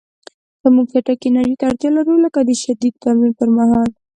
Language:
Pashto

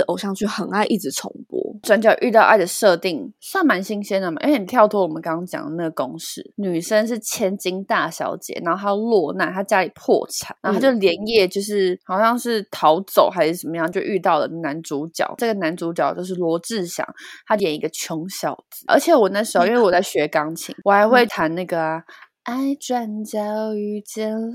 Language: Chinese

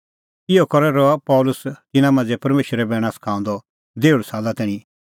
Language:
Kullu Pahari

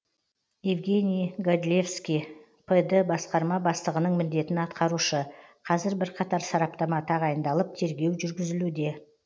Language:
Kazakh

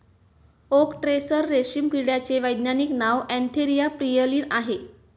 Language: Marathi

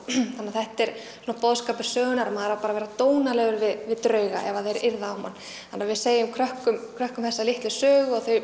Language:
Icelandic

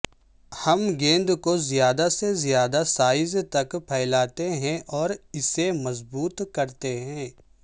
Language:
Urdu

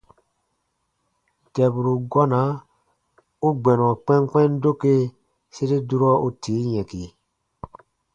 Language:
Baatonum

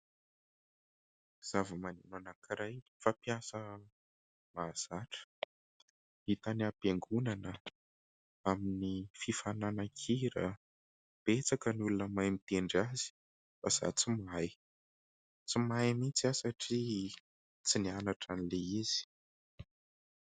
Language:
Malagasy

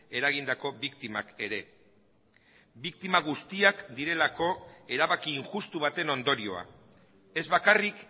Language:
Basque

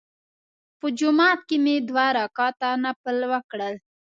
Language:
Pashto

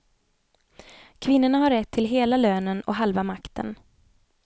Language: Swedish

